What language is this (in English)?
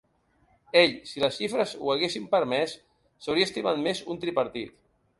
Catalan